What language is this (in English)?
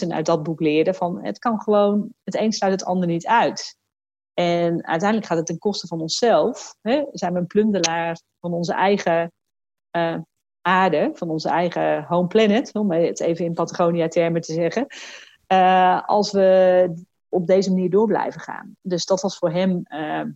Dutch